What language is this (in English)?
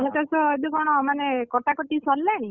Odia